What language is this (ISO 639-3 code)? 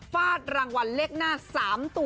tha